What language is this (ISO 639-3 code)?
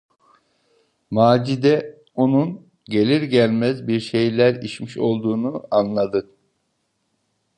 tur